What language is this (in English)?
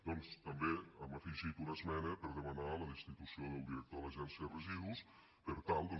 Catalan